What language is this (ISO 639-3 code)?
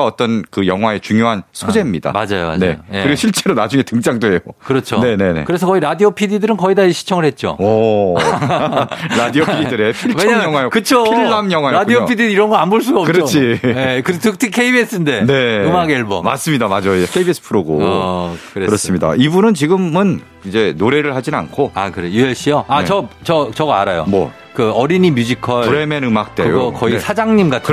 kor